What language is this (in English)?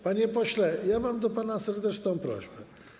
Polish